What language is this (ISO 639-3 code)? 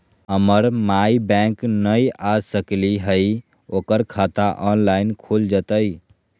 mag